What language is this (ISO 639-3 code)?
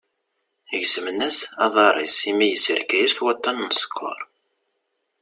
kab